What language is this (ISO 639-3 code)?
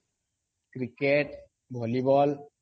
ori